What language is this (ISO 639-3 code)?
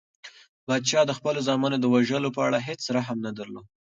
pus